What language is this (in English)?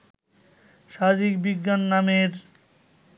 Bangla